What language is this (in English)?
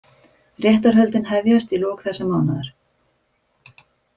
Icelandic